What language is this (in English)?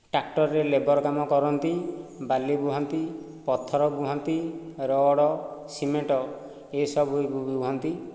Odia